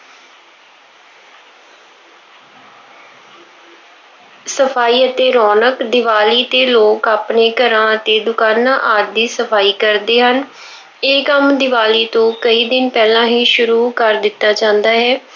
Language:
Punjabi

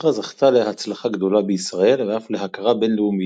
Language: Hebrew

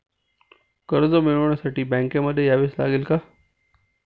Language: Marathi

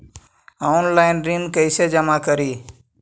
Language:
Magahi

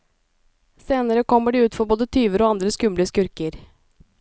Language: Norwegian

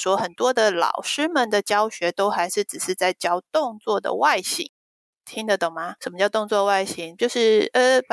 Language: Chinese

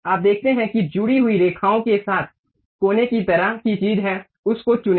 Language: Hindi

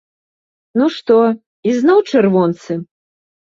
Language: Belarusian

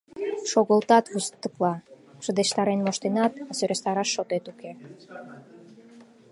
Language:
Mari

